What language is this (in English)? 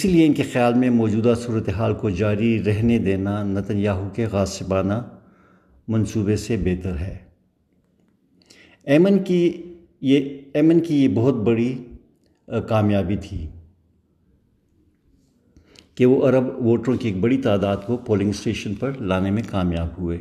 Urdu